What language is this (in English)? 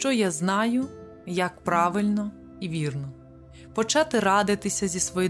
Ukrainian